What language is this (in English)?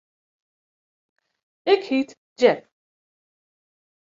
Western Frisian